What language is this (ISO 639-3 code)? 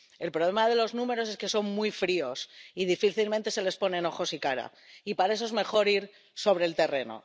spa